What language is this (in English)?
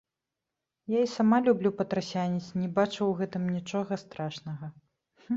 Belarusian